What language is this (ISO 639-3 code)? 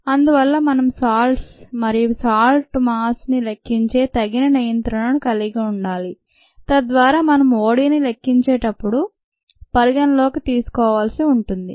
tel